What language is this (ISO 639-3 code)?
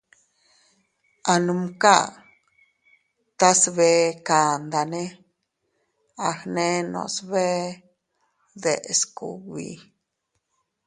cut